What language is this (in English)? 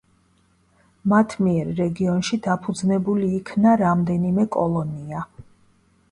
Georgian